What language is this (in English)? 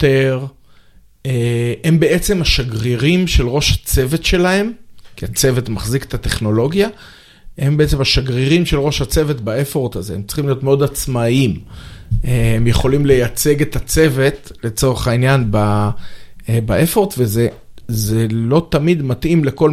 Hebrew